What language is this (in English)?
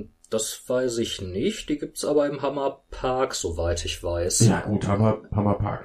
German